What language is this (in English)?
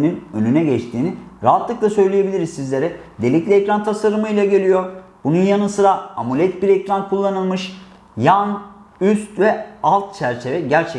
Turkish